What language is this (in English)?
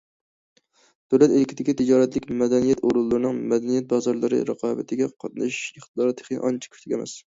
Uyghur